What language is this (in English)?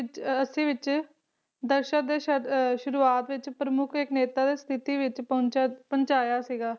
Punjabi